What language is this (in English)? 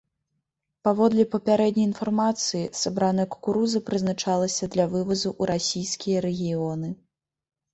Belarusian